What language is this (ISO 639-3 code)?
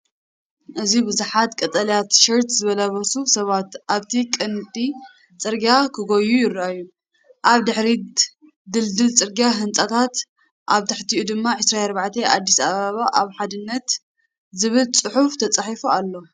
tir